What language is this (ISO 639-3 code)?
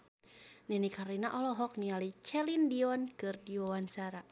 sun